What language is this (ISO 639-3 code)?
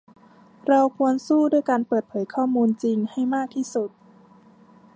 tha